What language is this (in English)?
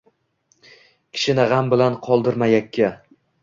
Uzbek